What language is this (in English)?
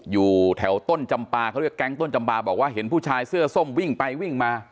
Thai